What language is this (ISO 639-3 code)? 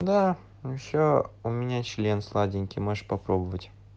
rus